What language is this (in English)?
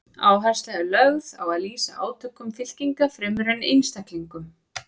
Icelandic